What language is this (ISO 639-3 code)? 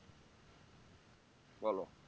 ben